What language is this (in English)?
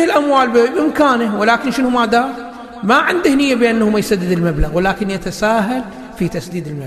Arabic